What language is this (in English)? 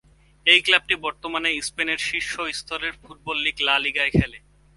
Bangla